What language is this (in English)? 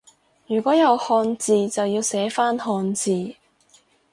Cantonese